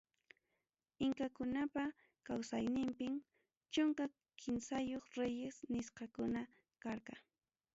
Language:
Ayacucho Quechua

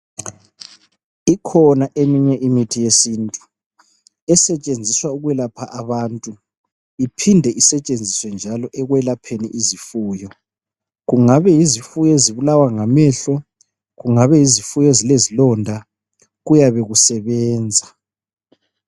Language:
North Ndebele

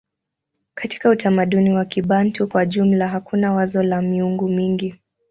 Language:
Swahili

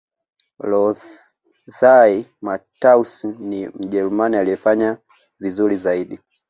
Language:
Swahili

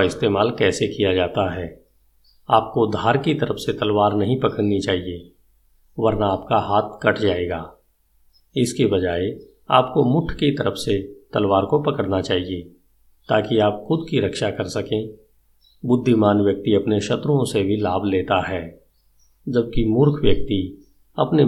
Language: Hindi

